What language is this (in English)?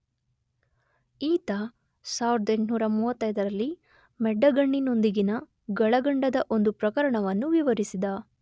Kannada